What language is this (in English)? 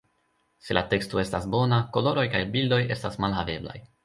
Esperanto